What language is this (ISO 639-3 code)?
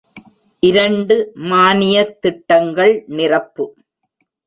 tam